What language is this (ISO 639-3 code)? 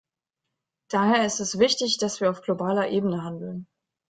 deu